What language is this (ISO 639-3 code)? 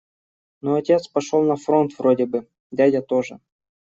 rus